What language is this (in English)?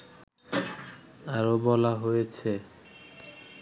Bangla